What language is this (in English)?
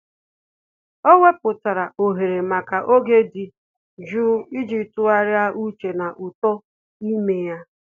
Igbo